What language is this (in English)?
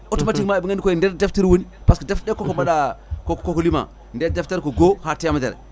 Fula